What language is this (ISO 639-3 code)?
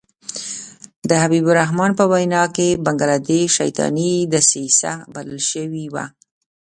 pus